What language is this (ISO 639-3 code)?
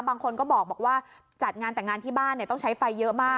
tha